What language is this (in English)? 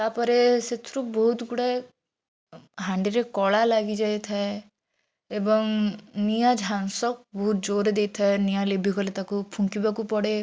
Odia